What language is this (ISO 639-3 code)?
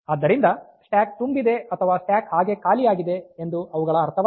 kan